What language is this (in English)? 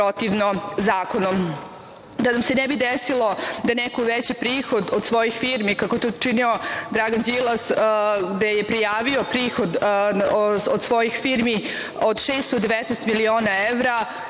Serbian